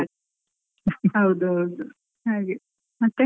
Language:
Kannada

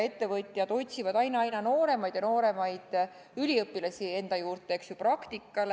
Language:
Estonian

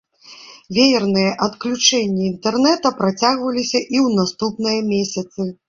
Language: Belarusian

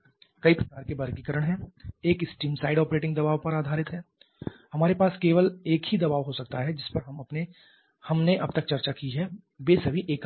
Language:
Hindi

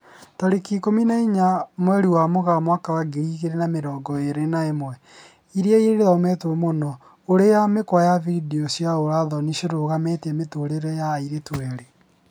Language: Kikuyu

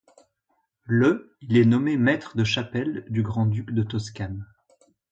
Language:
French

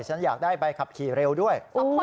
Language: Thai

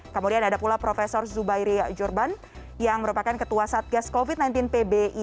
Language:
Indonesian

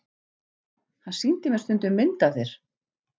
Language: Icelandic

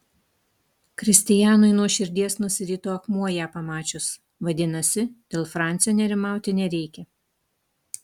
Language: Lithuanian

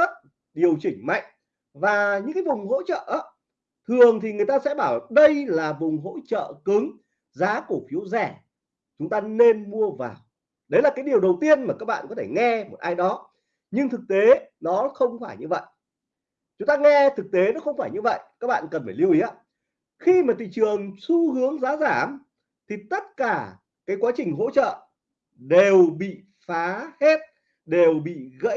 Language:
Vietnamese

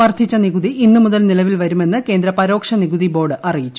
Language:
Malayalam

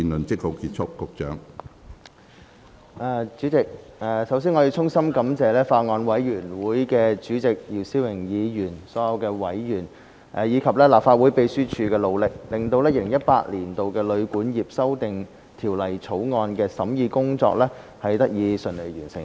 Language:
Cantonese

